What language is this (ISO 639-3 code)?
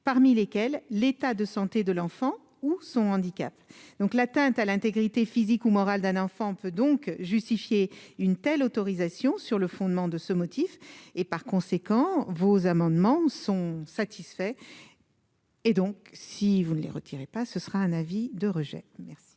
fra